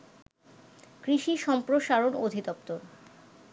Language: Bangla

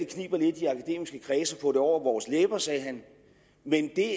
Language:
Danish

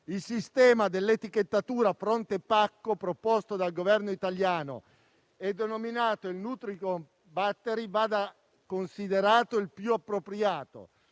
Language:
Italian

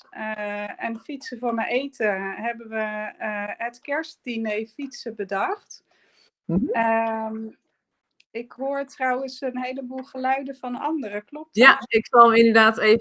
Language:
Dutch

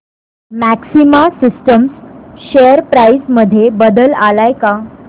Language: Marathi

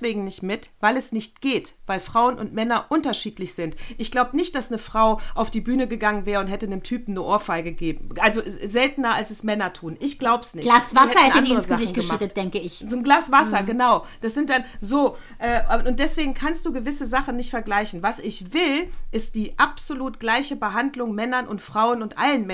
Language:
German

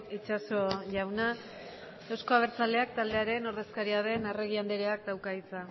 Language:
Basque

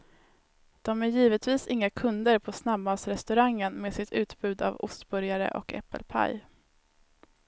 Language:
Swedish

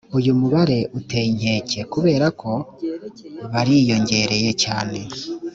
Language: Kinyarwanda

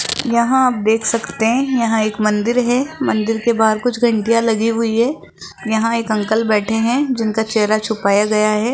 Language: Hindi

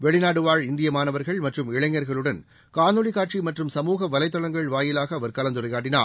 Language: Tamil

